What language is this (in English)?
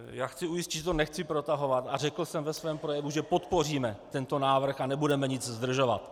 Czech